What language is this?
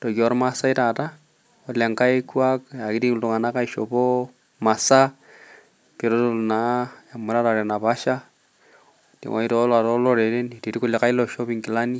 Masai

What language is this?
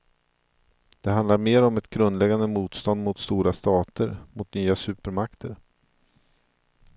Swedish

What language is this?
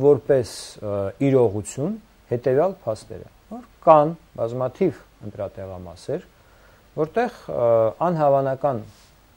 Turkish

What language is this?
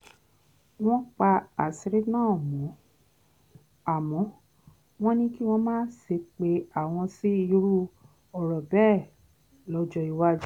Yoruba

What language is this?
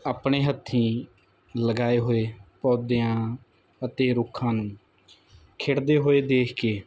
Punjabi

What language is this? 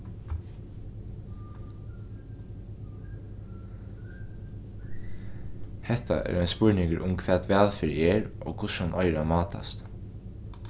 Faroese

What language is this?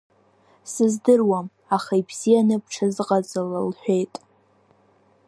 Abkhazian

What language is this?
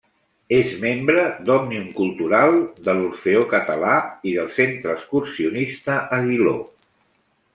Catalan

